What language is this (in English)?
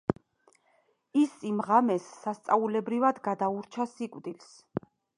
Georgian